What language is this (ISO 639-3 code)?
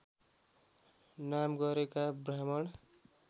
nep